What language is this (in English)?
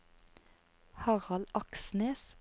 Norwegian